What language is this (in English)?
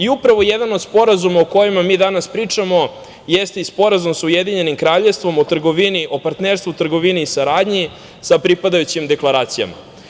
Serbian